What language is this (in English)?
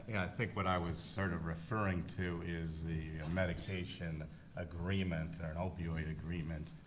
English